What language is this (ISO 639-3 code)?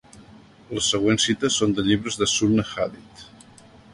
cat